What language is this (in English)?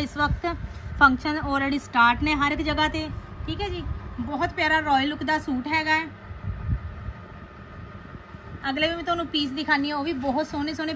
Hindi